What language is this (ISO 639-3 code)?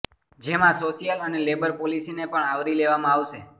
guj